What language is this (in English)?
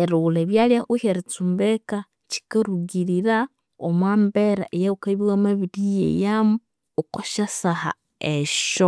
Konzo